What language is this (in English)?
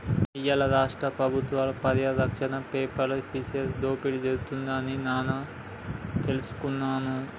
Telugu